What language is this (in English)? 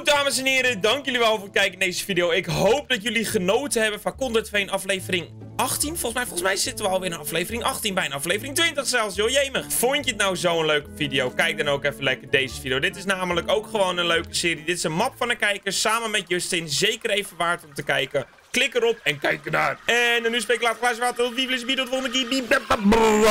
Dutch